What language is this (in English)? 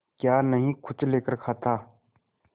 Hindi